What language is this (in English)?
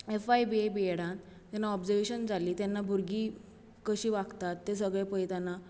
Konkani